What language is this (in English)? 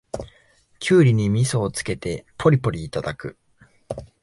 Japanese